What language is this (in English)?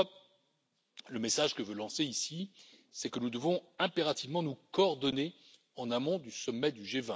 French